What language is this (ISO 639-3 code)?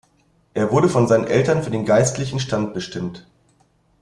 deu